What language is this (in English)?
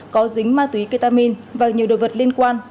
Vietnamese